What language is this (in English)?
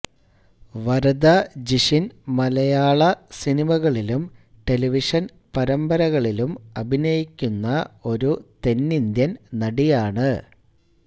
Malayalam